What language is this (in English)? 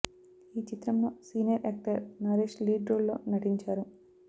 Telugu